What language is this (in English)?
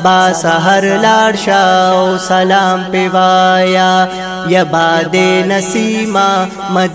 Hindi